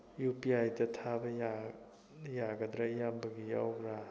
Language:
Manipuri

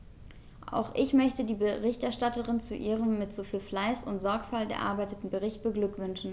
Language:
German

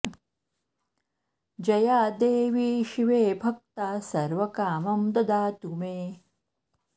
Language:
Sanskrit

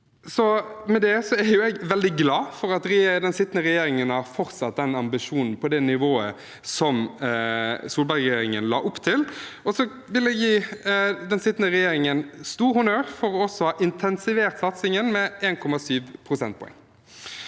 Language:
Norwegian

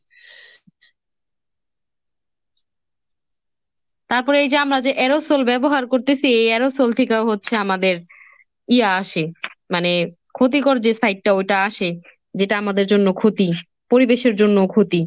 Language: Bangla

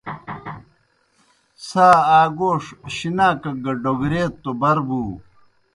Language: Kohistani Shina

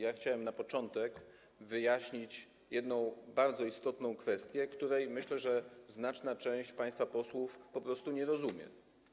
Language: Polish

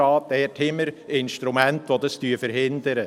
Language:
Swiss German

